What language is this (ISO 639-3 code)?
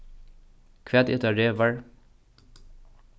fao